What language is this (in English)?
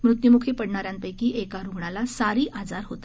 Marathi